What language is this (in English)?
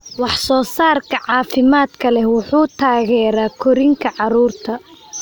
Somali